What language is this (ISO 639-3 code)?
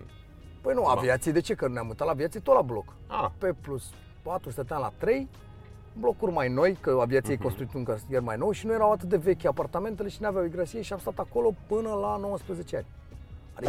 ron